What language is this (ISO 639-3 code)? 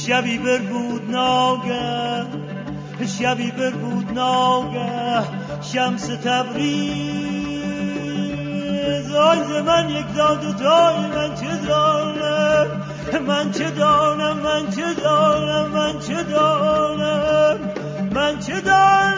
fas